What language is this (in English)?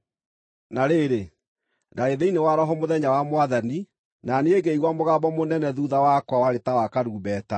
Kikuyu